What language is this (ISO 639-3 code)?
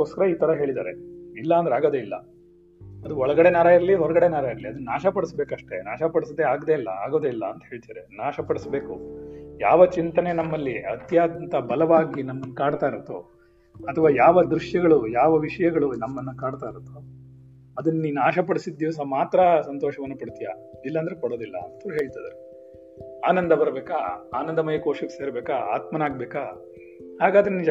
kan